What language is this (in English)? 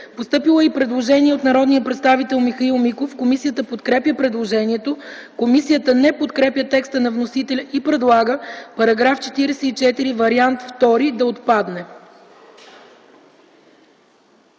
Bulgarian